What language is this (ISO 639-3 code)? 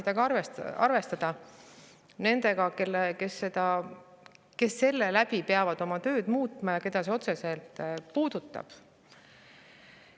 est